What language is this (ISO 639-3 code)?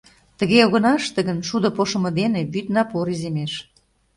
chm